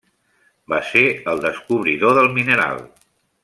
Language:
Catalan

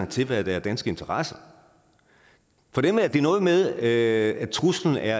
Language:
Danish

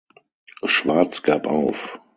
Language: German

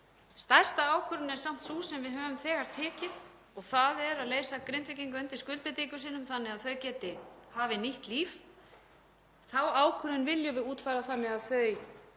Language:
Icelandic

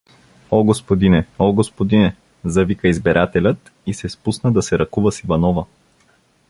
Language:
Bulgarian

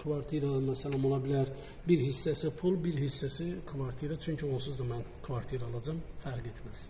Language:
Turkish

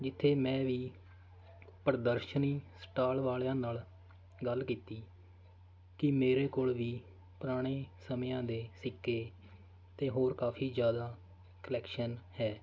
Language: Punjabi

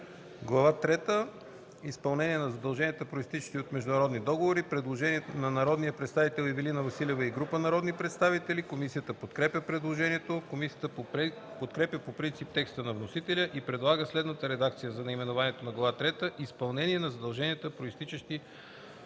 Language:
Bulgarian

